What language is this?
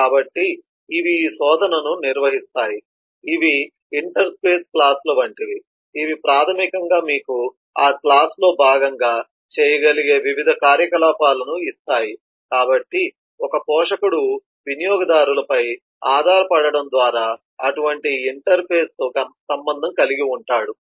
Telugu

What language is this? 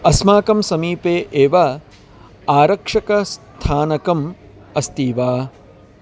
Sanskrit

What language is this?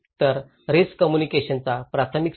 Marathi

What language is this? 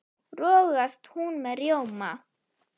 Icelandic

